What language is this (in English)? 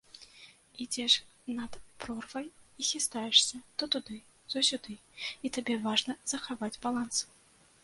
Belarusian